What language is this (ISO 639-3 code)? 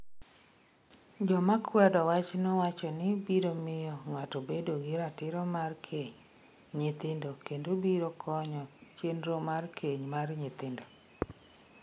luo